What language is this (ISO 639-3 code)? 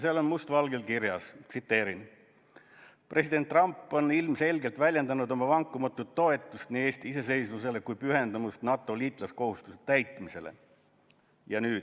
est